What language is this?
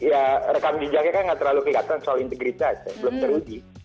Indonesian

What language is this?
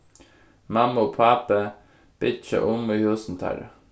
Faroese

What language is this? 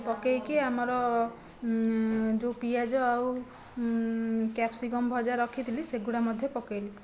Odia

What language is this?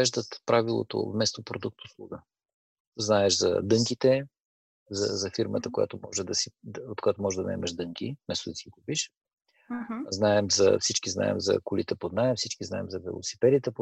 Bulgarian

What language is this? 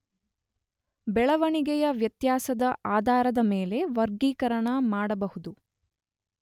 Kannada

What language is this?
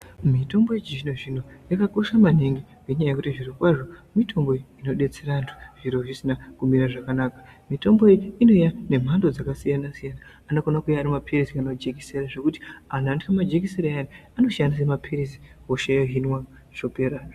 Ndau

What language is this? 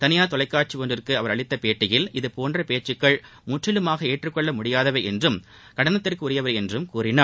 Tamil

